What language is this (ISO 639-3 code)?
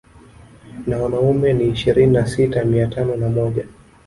swa